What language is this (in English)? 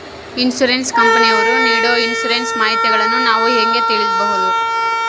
Kannada